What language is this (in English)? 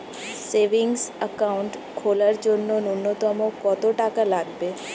Bangla